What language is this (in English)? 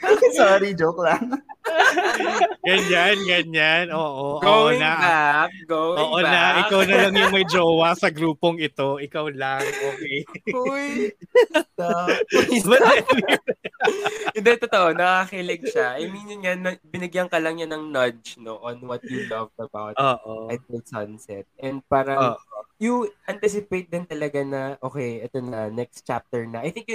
Filipino